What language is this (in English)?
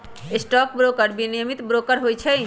Magahi